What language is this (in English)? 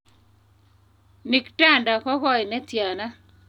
Kalenjin